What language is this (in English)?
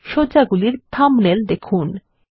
Bangla